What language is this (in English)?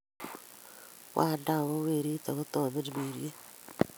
Kalenjin